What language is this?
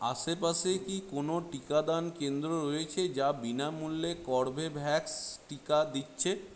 Bangla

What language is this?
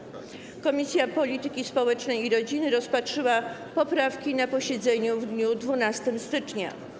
Polish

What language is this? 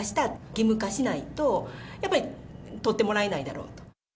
Japanese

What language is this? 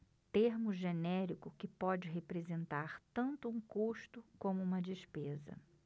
Portuguese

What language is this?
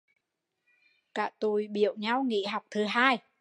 Vietnamese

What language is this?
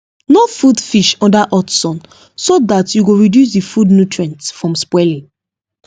Nigerian Pidgin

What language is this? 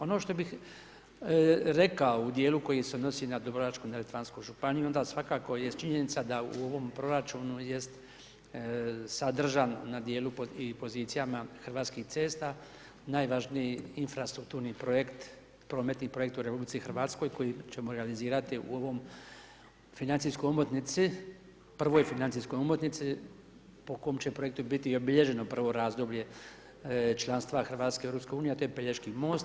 Croatian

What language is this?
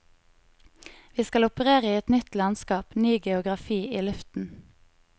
Norwegian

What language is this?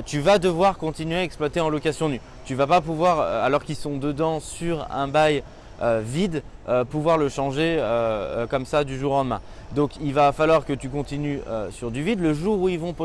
French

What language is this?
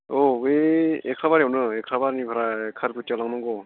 Bodo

